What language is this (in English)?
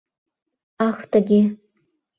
Mari